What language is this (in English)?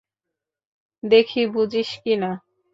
Bangla